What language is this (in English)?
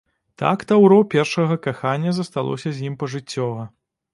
Belarusian